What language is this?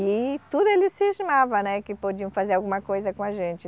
Portuguese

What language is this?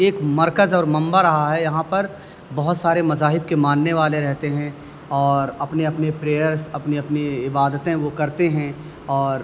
Urdu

